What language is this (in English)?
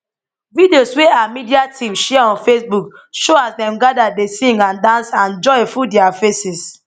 Nigerian Pidgin